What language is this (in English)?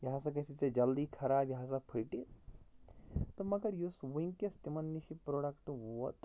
Kashmiri